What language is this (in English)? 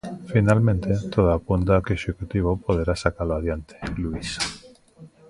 Galician